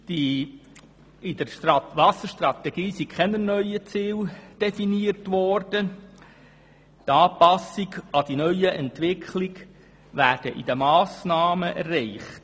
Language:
Swiss German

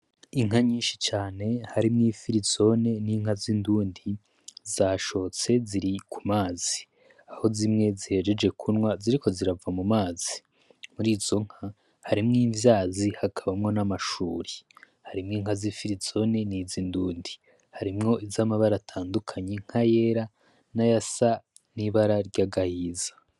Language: Rundi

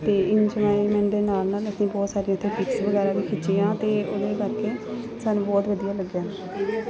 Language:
Punjabi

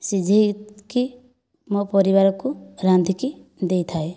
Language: Odia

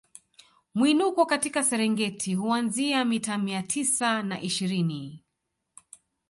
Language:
Swahili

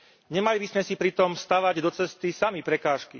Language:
Slovak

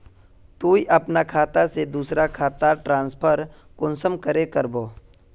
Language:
Magahi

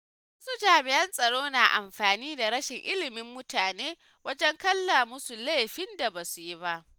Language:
Hausa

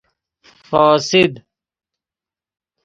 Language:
Persian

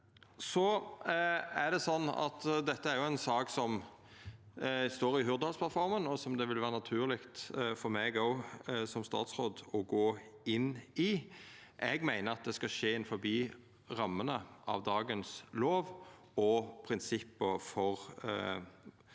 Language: Norwegian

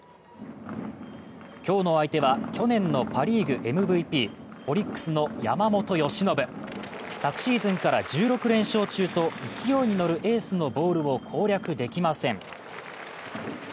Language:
Japanese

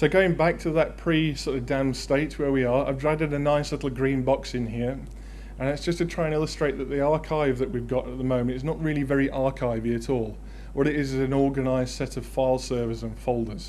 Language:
English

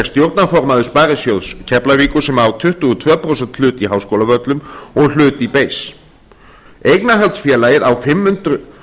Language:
Icelandic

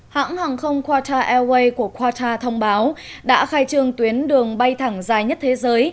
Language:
Vietnamese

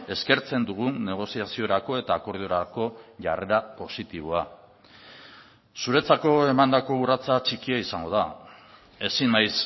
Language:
Basque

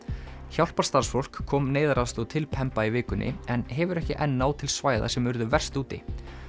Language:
Icelandic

